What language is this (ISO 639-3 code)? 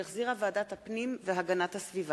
heb